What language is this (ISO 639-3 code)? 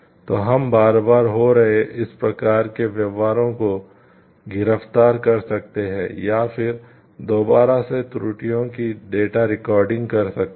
hin